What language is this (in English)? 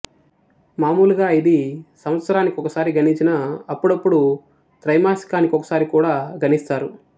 Telugu